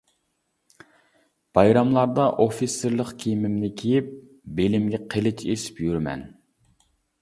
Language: Uyghur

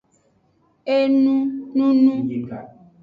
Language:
Aja (Benin)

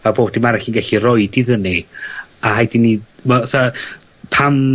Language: Welsh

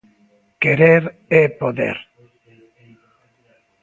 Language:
Galician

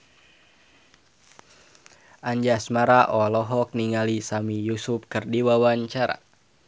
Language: Sundanese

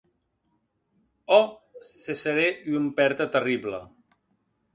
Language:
Occitan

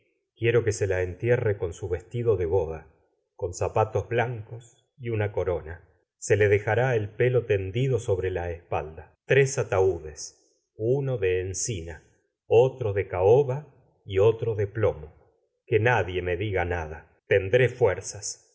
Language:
Spanish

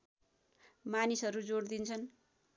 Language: Nepali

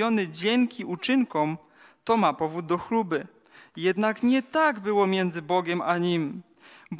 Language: Polish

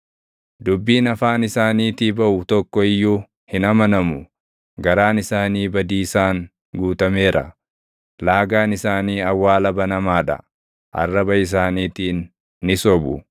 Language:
Oromo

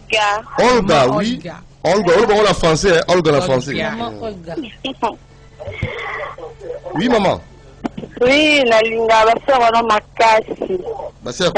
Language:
French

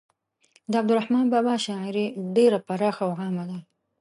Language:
Pashto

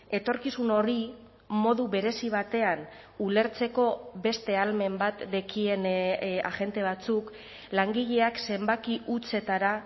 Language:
Basque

